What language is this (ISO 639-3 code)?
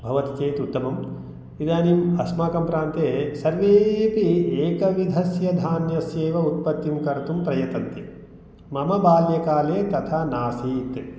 san